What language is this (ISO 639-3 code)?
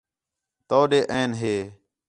xhe